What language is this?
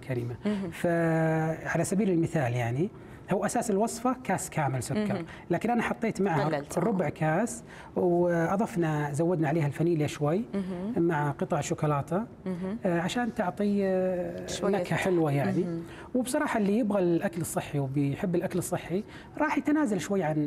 Arabic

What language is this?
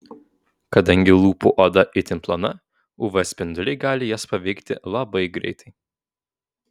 Lithuanian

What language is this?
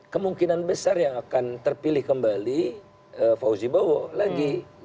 Indonesian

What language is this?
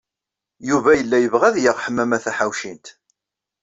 Kabyle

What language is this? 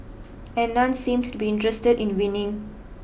English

